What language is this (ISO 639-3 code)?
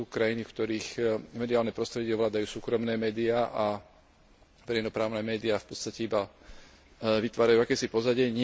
slk